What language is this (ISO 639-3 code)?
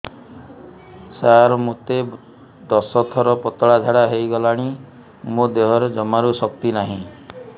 ori